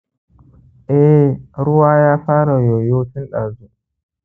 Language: Hausa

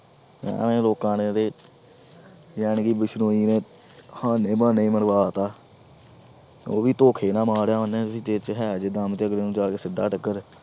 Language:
Punjabi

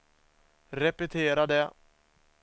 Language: Swedish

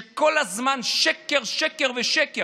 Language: Hebrew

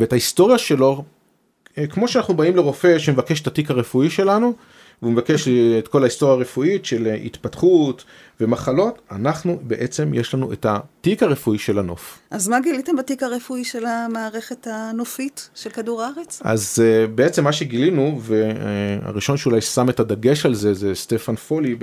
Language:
Hebrew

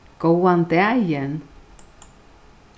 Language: Faroese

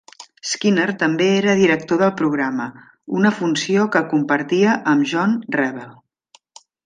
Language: Catalan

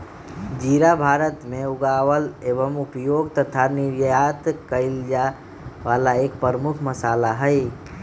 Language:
Magahi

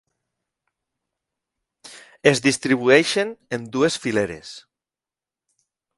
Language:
Catalan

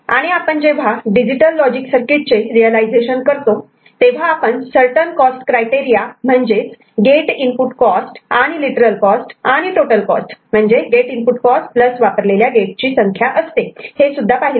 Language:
Marathi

